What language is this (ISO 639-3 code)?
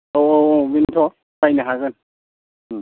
brx